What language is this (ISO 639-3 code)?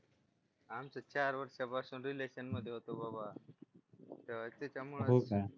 mar